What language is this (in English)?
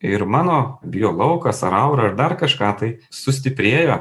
Lithuanian